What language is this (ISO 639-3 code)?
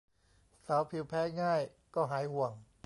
tha